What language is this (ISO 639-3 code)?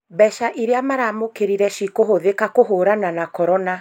kik